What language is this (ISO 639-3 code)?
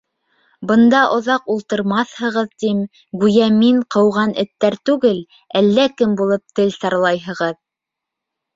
bak